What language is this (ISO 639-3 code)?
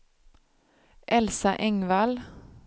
swe